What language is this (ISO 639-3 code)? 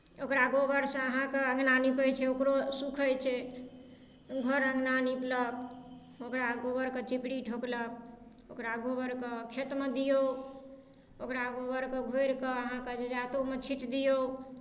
mai